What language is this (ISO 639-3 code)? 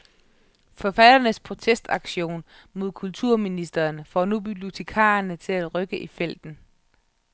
dan